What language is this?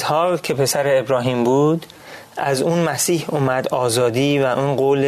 Persian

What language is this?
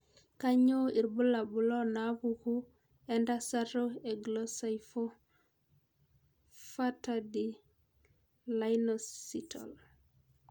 Masai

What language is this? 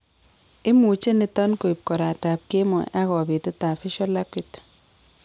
Kalenjin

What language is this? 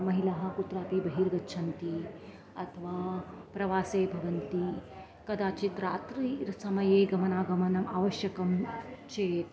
Sanskrit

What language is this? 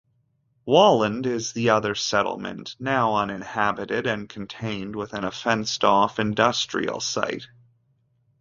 English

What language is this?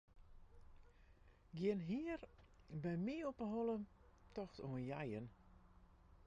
Western Frisian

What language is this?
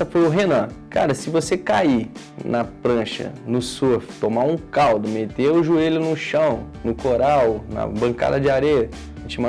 Portuguese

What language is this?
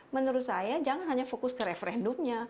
Indonesian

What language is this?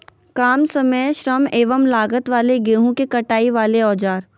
Magahi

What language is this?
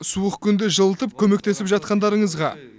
Kazakh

